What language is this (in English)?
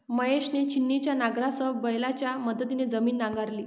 Marathi